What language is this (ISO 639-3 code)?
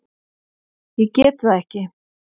isl